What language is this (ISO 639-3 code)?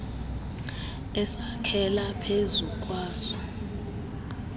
xho